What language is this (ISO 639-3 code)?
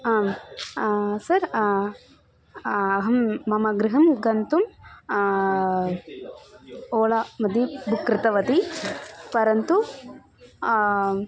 san